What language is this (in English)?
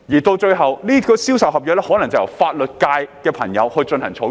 Cantonese